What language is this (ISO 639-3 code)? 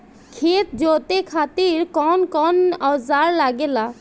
bho